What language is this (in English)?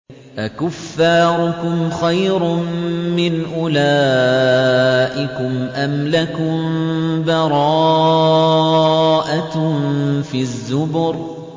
Arabic